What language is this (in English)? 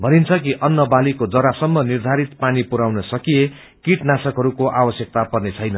Nepali